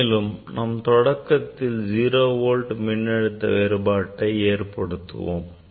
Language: Tamil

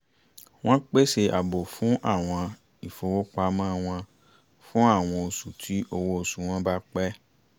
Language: Yoruba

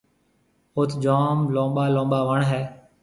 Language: Marwari (Pakistan)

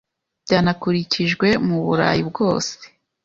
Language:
Kinyarwanda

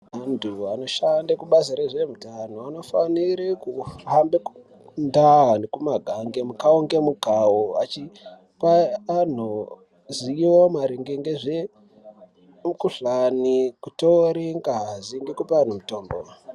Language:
Ndau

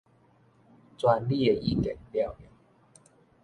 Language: Min Nan Chinese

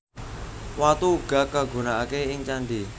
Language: Javanese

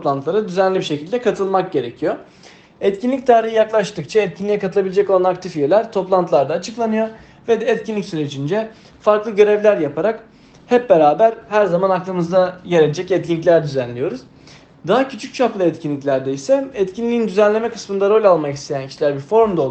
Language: Turkish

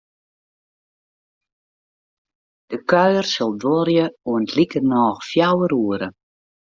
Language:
Western Frisian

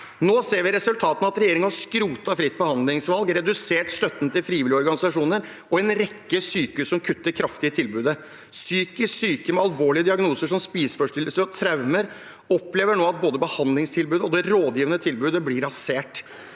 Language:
Norwegian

